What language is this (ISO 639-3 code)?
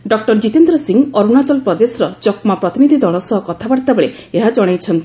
ori